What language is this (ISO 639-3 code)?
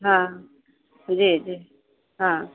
mai